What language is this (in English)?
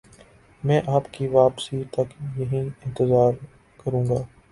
Urdu